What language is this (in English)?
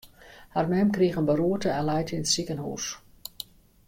Western Frisian